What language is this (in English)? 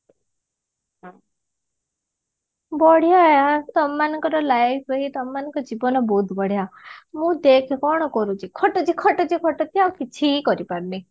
Odia